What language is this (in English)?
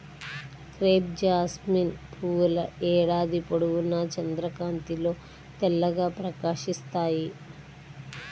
Telugu